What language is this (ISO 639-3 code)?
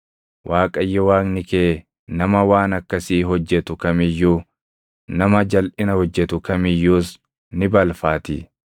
orm